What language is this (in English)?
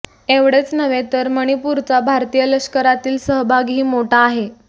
Marathi